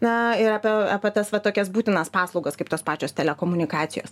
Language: Lithuanian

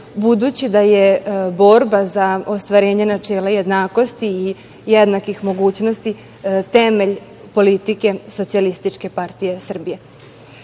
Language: Serbian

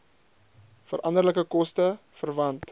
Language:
Afrikaans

